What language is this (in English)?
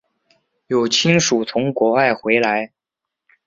Chinese